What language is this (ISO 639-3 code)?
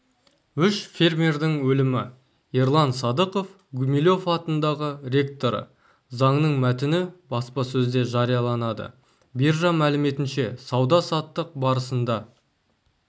kaz